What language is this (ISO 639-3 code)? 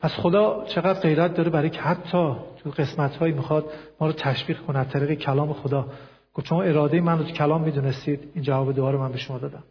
fas